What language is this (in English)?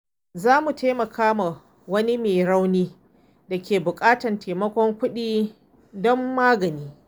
Hausa